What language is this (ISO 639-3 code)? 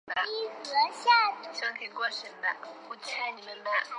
zho